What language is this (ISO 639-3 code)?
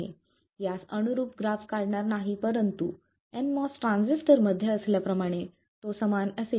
mar